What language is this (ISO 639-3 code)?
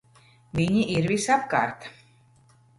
lav